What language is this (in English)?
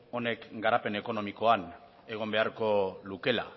Basque